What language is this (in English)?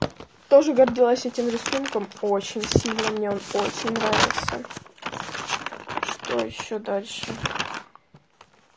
Russian